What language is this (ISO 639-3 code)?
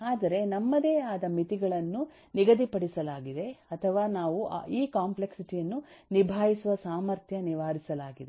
kan